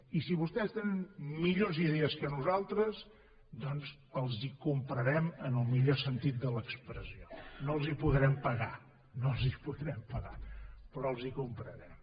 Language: Catalan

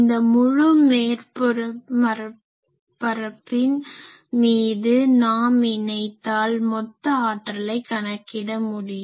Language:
Tamil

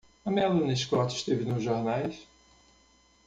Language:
Portuguese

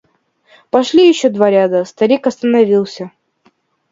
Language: Russian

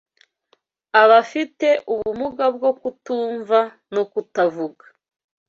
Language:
Kinyarwanda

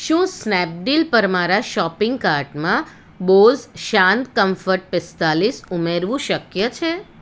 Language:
Gujarati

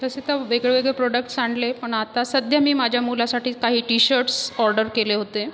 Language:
Marathi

